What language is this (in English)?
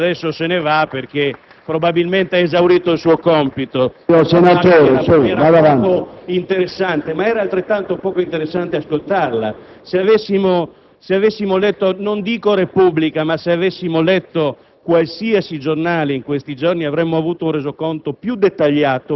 Italian